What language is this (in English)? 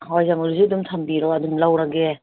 Manipuri